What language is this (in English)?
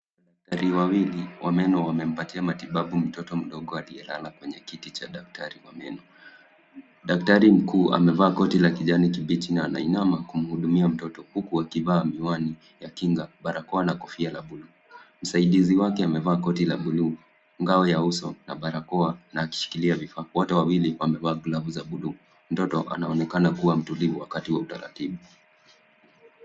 Swahili